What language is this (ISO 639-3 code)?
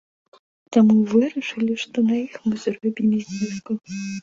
bel